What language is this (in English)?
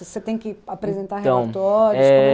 Portuguese